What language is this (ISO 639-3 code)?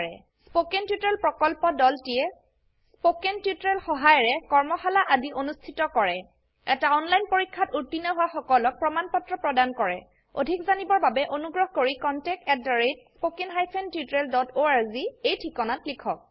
asm